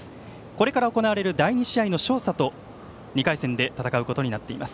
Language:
Japanese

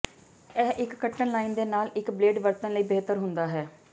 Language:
Punjabi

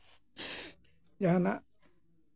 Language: Santali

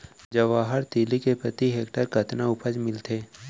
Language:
Chhattisgarhi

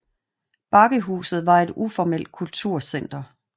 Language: Danish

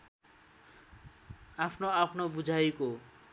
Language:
Nepali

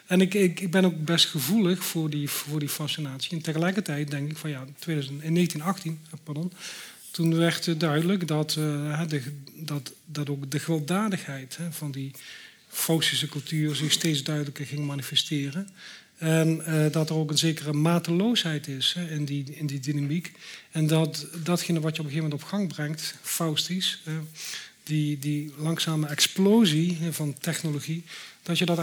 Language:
Dutch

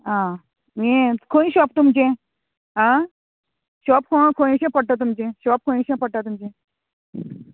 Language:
Konkani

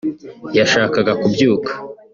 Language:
Kinyarwanda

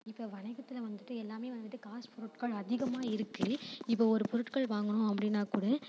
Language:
Tamil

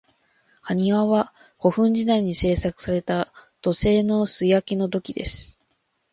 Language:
Japanese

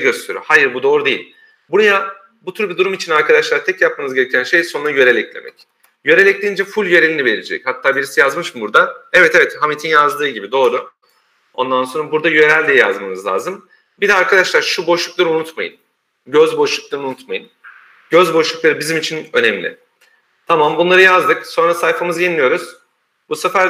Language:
Turkish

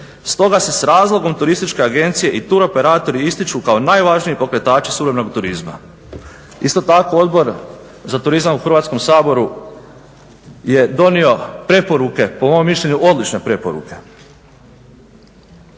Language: Croatian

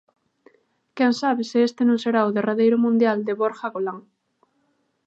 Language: Galician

